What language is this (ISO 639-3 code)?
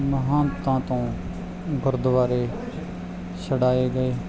pan